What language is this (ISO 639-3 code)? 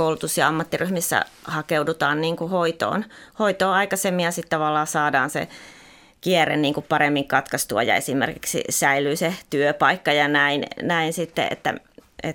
fin